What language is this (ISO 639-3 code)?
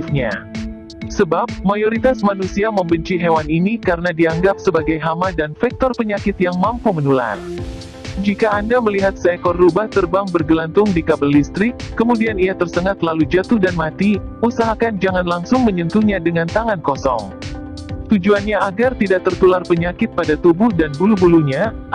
ind